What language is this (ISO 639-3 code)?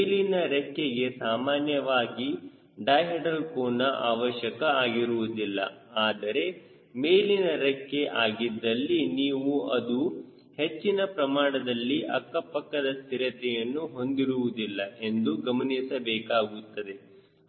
kan